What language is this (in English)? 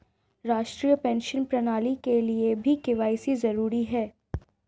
Hindi